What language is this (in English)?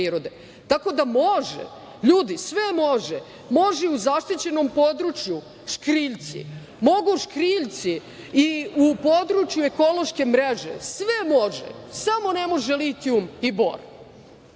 Serbian